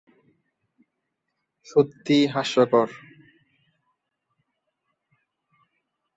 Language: Bangla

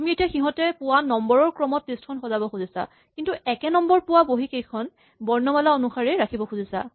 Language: Assamese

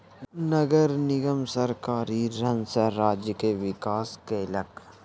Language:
Maithili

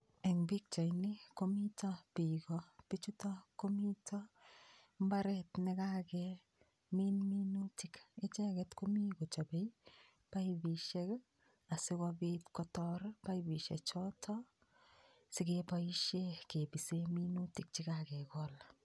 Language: Kalenjin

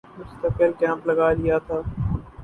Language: Urdu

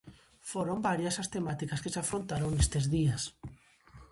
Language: Galician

